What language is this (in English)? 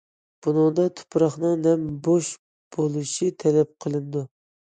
Uyghur